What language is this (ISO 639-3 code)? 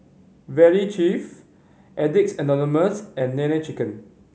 eng